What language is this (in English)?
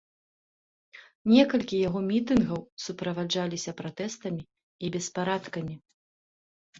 Belarusian